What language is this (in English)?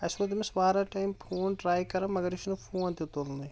Kashmiri